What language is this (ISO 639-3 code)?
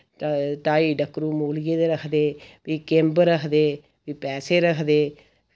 doi